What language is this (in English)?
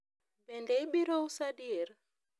Luo (Kenya and Tanzania)